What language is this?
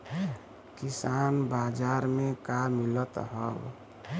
Bhojpuri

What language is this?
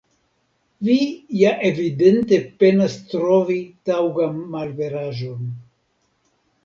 Esperanto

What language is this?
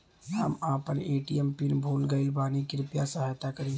Bhojpuri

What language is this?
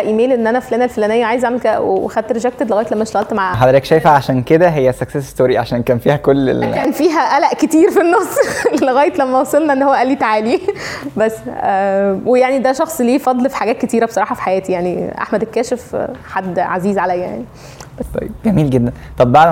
Arabic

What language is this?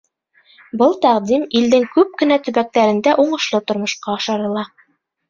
Bashkir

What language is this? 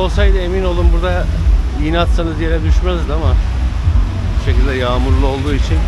Turkish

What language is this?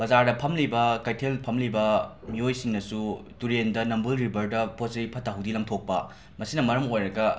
Manipuri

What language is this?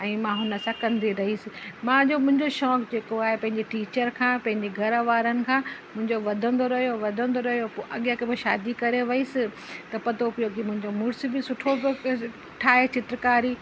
Sindhi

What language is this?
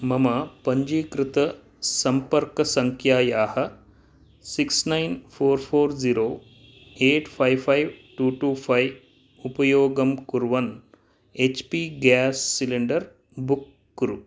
Sanskrit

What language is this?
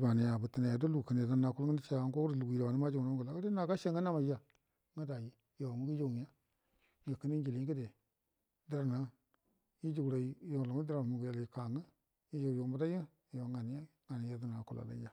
Buduma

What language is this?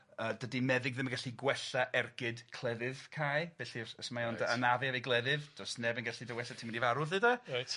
Welsh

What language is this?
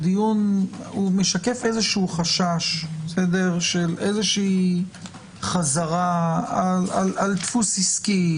Hebrew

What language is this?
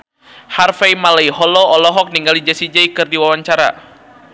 Sundanese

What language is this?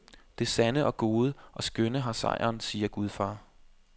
Danish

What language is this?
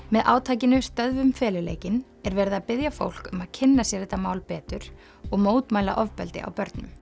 Icelandic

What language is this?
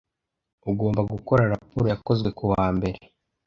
Kinyarwanda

